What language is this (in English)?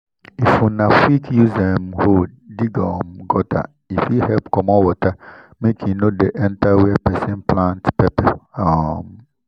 Nigerian Pidgin